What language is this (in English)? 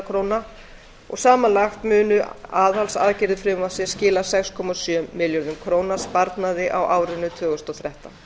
Icelandic